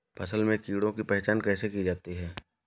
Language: Hindi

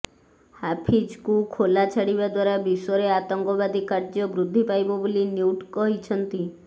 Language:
Odia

